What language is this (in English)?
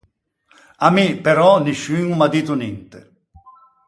Ligurian